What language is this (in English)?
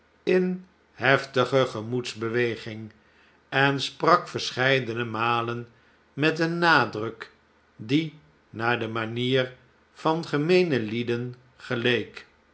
Dutch